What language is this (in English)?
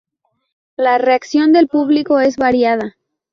Spanish